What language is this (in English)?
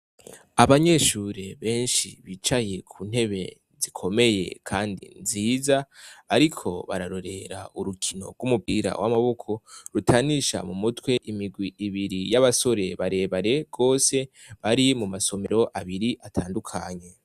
Rundi